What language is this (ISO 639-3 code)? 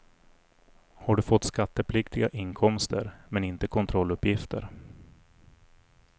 swe